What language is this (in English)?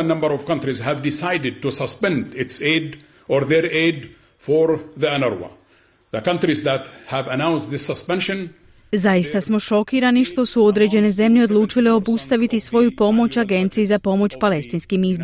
Croatian